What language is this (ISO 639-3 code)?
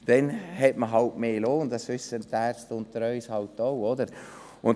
gsw